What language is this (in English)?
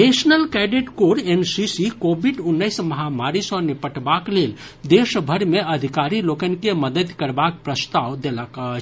Maithili